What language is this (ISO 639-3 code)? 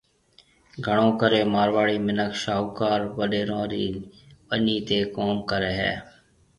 mve